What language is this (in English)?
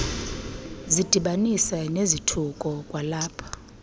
Xhosa